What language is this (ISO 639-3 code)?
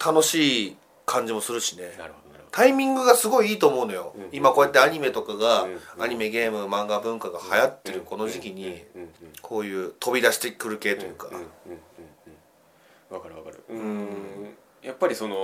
jpn